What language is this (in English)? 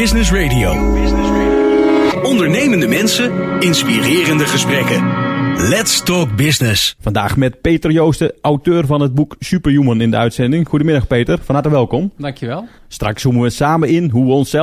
Dutch